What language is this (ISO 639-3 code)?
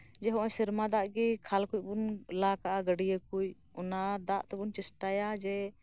sat